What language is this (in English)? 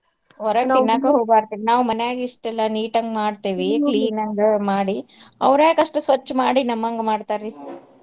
Kannada